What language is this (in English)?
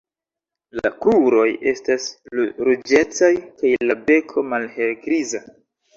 Esperanto